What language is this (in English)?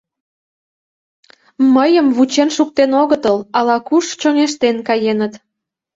Mari